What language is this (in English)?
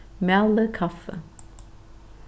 Faroese